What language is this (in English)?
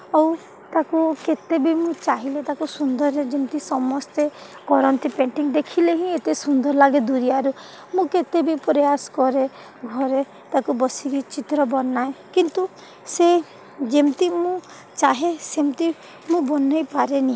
Odia